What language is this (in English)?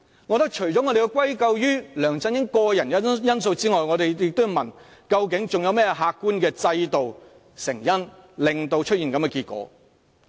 Cantonese